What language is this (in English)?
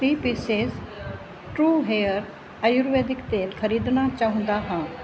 Punjabi